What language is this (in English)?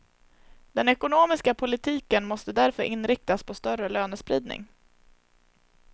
Swedish